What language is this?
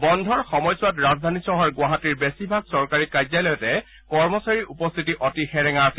Assamese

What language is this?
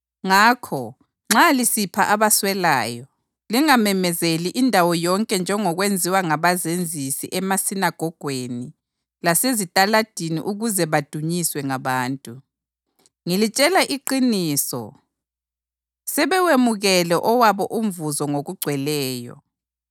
North Ndebele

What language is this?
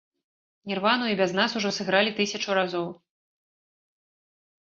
Belarusian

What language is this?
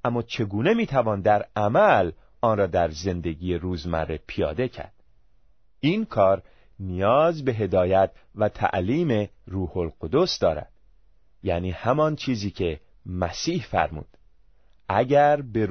Persian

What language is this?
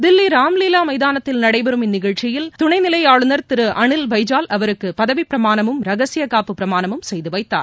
Tamil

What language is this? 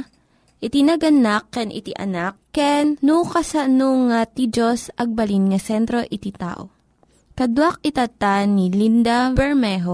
Filipino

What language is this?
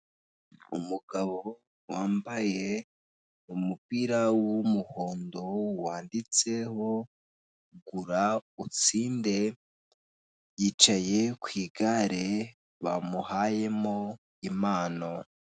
Kinyarwanda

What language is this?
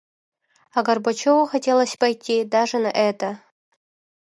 Yakut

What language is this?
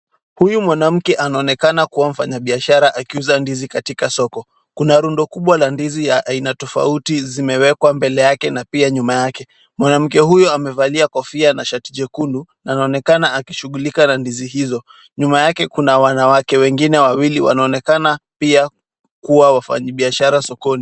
Swahili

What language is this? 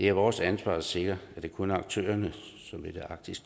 Danish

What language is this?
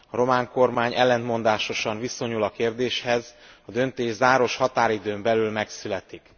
Hungarian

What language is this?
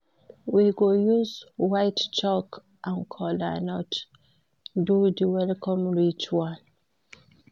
Nigerian Pidgin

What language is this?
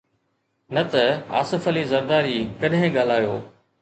Sindhi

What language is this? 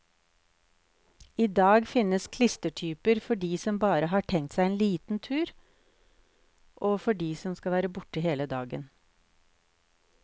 Norwegian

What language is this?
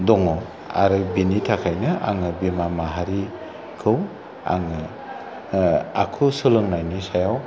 Bodo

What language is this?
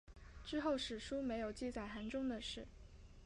Chinese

